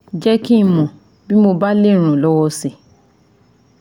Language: Yoruba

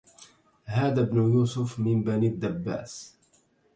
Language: Arabic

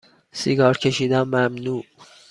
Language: Persian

